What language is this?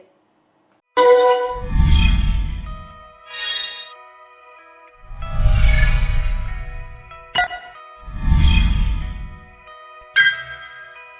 Vietnamese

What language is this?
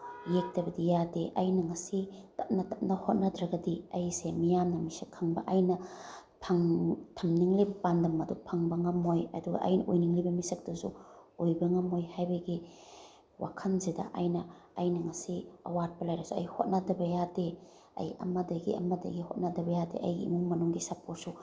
Manipuri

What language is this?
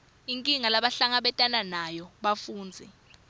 Swati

